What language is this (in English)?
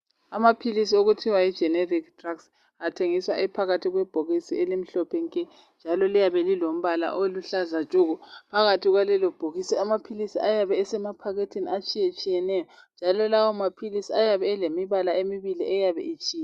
North Ndebele